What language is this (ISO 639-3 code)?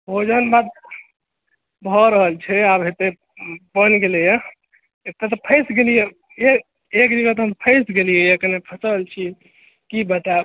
mai